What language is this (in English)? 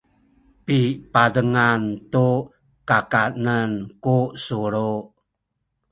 Sakizaya